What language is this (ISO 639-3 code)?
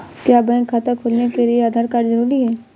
hin